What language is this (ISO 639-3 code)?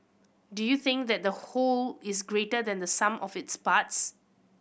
eng